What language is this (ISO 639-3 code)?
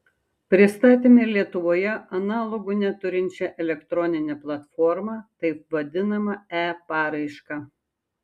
lit